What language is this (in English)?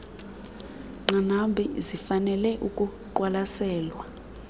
Xhosa